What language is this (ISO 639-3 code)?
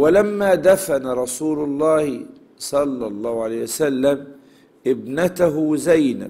ara